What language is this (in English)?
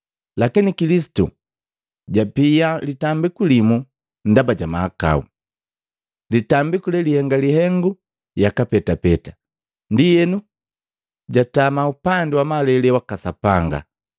Matengo